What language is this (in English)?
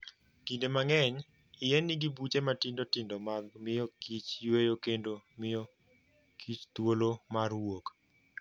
Luo (Kenya and Tanzania)